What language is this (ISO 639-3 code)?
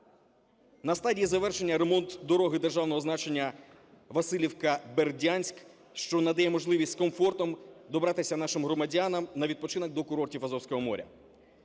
ukr